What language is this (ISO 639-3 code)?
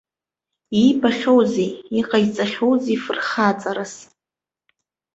abk